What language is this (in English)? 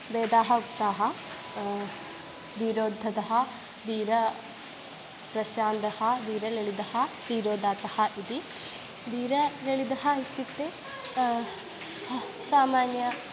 Sanskrit